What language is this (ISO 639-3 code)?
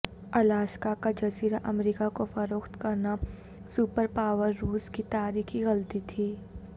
urd